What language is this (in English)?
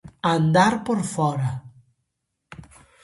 Galician